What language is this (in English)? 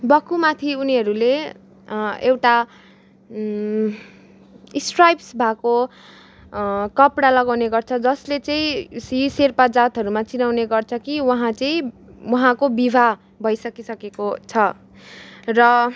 Nepali